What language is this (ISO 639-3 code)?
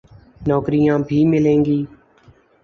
urd